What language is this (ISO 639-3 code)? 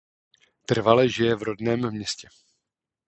ces